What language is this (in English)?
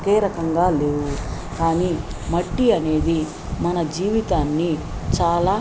Telugu